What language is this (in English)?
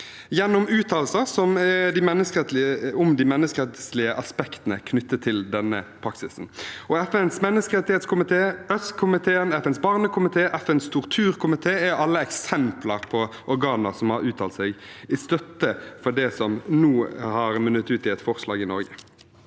Norwegian